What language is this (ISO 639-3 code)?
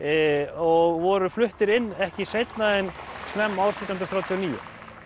isl